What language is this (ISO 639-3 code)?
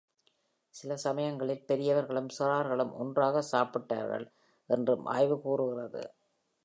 tam